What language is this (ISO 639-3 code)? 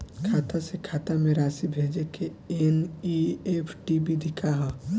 bho